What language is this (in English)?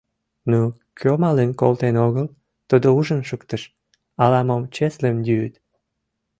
Mari